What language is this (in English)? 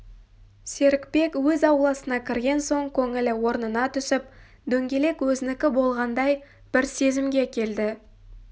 Kazakh